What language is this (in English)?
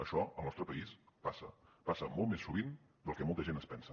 Catalan